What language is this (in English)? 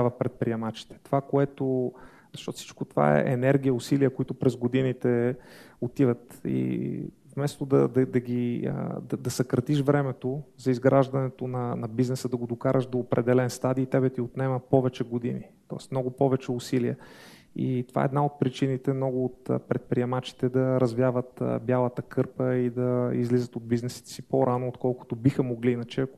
Bulgarian